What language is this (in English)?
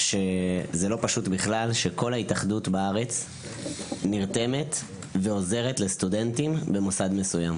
Hebrew